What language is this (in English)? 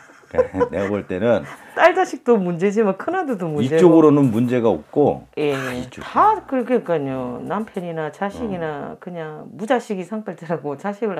Korean